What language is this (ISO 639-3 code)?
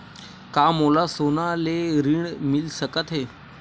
hne